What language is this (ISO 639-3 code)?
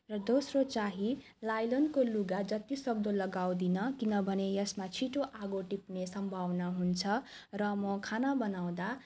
nep